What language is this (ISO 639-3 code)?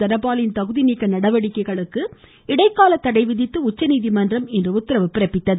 tam